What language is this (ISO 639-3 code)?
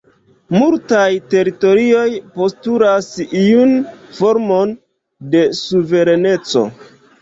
epo